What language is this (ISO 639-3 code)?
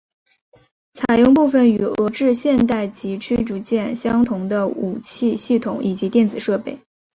zho